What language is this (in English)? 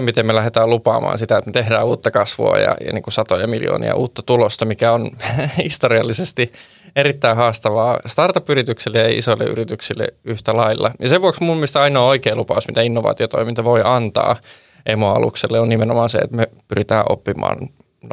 Finnish